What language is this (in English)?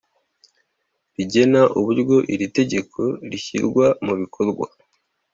Kinyarwanda